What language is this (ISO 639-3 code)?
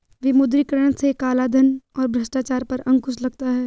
hin